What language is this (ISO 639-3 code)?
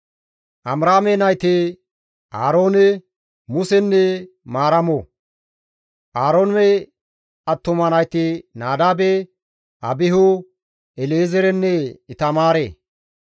gmv